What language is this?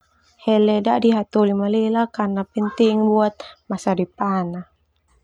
Termanu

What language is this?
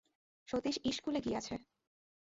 Bangla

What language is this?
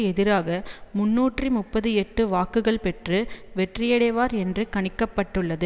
Tamil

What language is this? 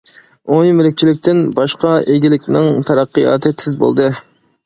Uyghur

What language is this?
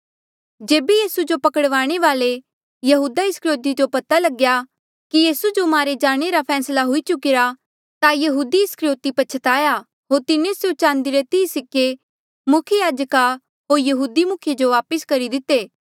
Mandeali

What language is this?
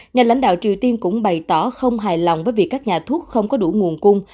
Vietnamese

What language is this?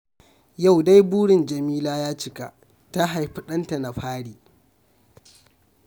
Hausa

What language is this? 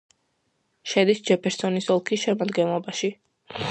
Georgian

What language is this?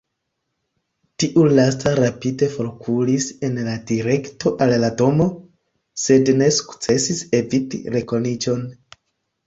Esperanto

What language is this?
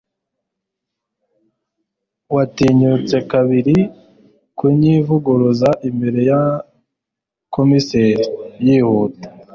Kinyarwanda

